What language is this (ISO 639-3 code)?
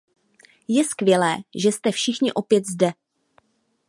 ces